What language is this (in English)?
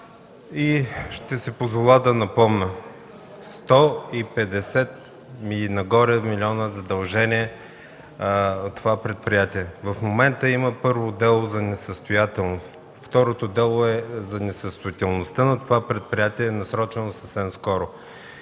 Bulgarian